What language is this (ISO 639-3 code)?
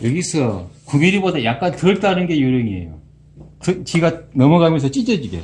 kor